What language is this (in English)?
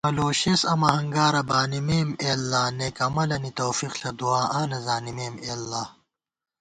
Gawar-Bati